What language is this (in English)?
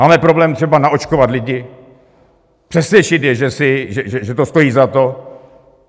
Czech